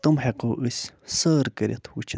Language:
Kashmiri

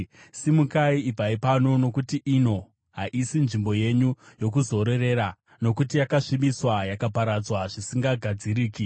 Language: Shona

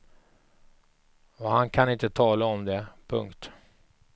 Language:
Swedish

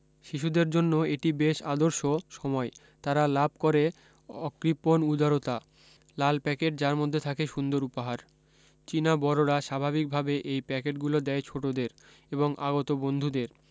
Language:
Bangla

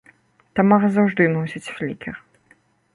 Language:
Belarusian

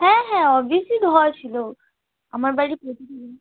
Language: Bangla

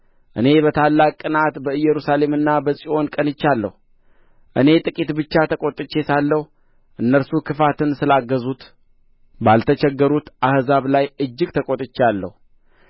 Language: Amharic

